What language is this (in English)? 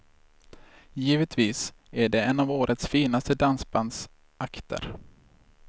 Swedish